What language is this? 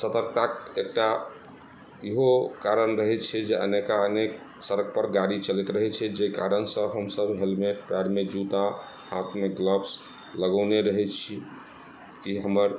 Maithili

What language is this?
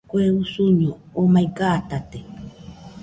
Nüpode Huitoto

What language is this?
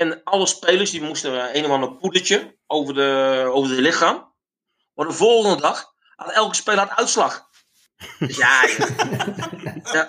Dutch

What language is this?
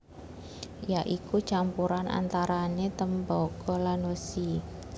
Javanese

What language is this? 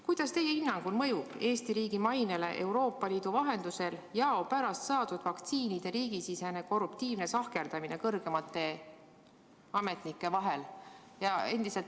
Estonian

